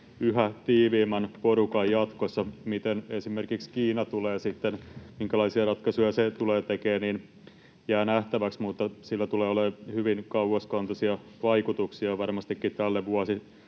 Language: Finnish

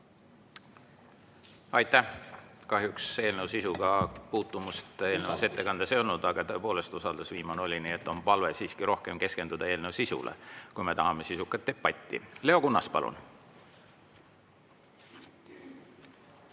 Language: Estonian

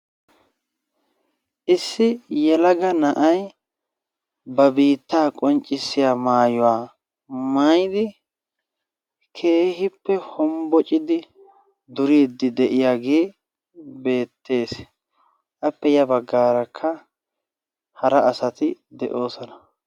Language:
Wolaytta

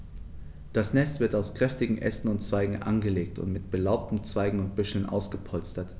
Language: German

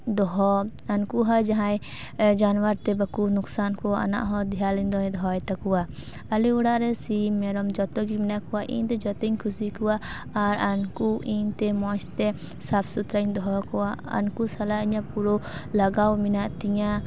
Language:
Santali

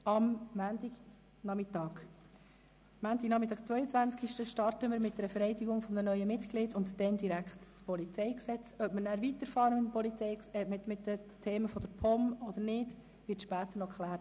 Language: Swiss German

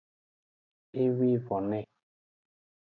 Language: Aja (Benin)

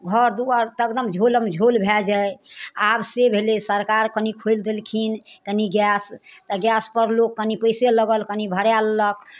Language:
Maithili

